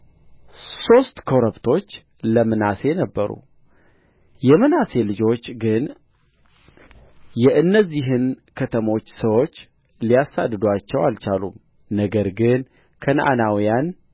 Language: Amharic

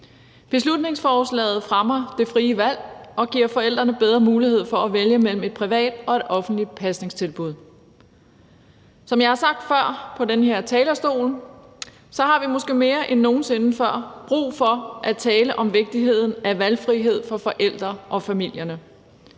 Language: Danish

